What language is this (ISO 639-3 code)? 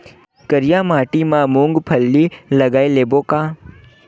hne